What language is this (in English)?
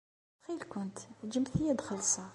Kabyle